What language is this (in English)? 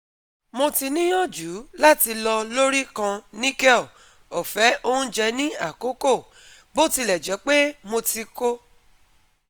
Yoruba